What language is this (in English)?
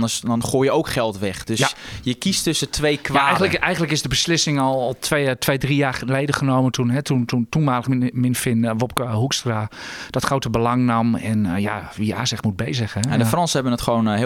Dutch